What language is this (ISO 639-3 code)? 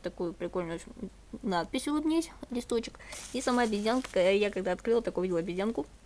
rus